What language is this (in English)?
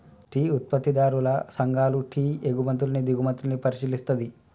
Telugu